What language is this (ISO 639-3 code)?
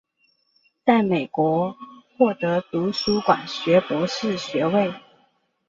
zho